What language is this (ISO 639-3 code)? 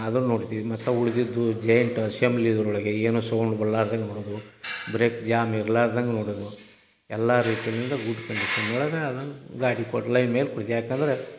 kan